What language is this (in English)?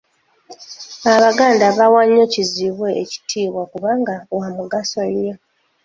Ganda